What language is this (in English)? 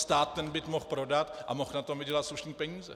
Czech